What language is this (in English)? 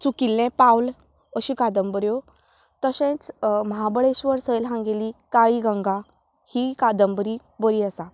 Konkani